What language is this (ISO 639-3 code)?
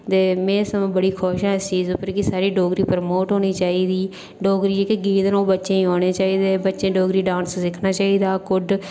doi